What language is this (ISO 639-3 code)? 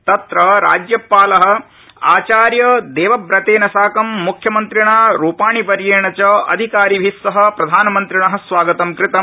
san